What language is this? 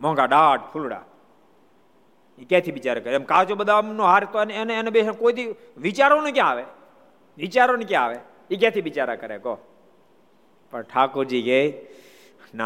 Gujarati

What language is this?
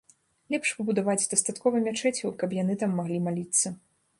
Belarusian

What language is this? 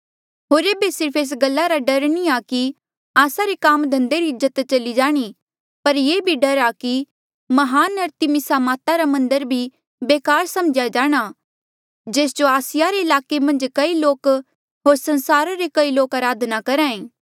Mandeali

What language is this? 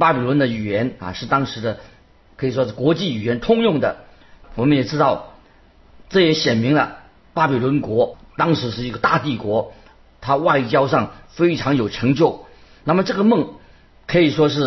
Chinese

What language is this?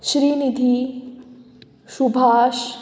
Konkani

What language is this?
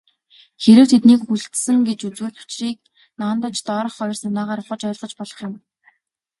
Mongolian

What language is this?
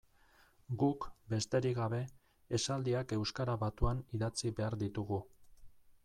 Basque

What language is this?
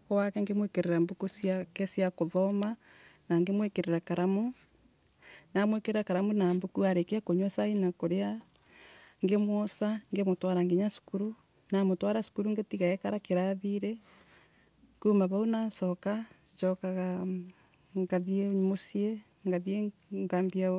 Embu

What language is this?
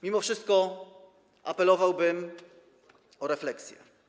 Polish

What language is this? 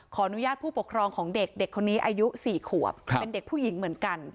Thai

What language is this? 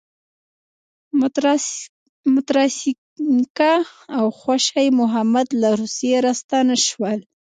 Pashto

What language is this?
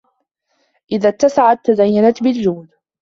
Arabic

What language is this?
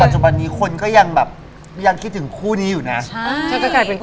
Thai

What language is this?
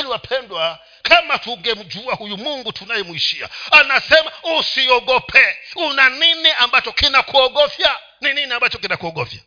Swahili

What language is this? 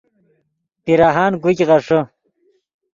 Yidgha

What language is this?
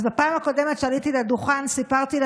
Hebrew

